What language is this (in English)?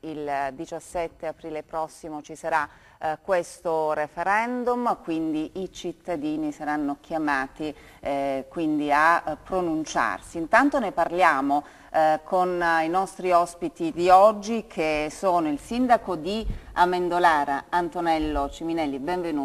Italian